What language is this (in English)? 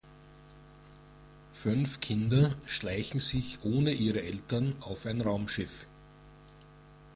German